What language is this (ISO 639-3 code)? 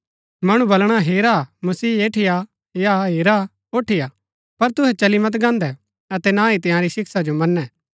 gbk